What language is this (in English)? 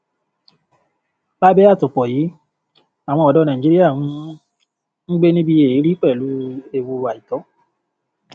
Yoruba